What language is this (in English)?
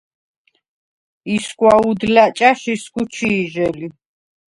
Svan